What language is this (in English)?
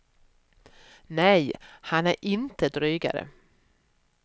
Swedish